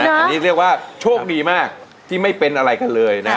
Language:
Thai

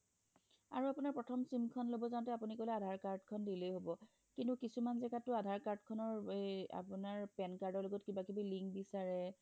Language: Assamese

